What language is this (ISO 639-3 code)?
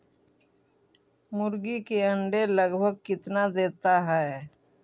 mag